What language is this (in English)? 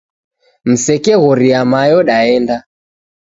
Taita